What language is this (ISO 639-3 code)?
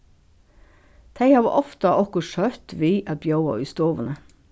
fao